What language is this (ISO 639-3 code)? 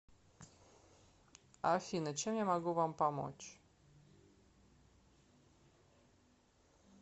rus